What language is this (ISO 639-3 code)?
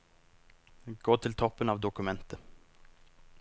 nor